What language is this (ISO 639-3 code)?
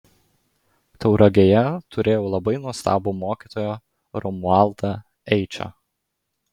lit